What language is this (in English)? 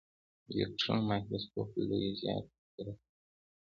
Pashto